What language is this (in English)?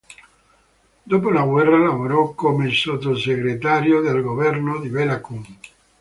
Italian